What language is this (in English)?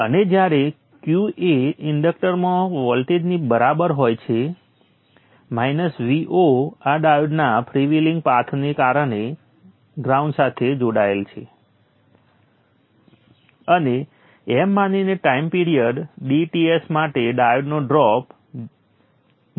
Gujarati